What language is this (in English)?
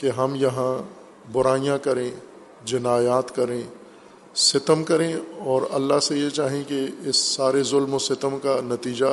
Urdu